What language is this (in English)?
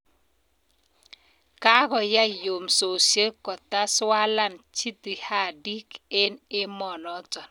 Kalenjin